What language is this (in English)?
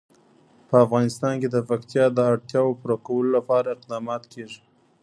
Pashto